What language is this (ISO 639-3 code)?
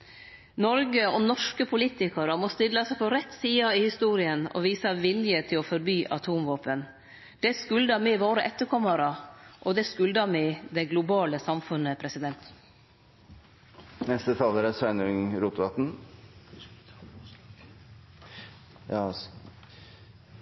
nno